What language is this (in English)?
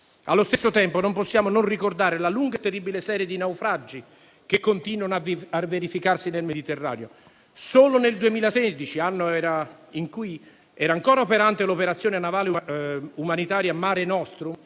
Italian